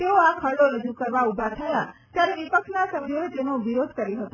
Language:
Gujarati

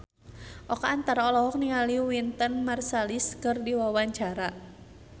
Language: Sundanese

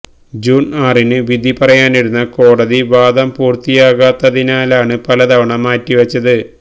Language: Malayalam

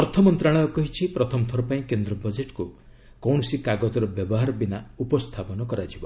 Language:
Odia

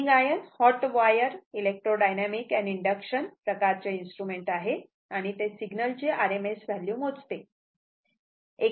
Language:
Marathi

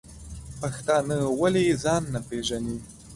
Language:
Pashto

